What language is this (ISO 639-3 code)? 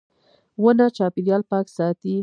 pus